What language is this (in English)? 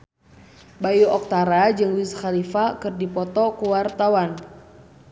Sundanese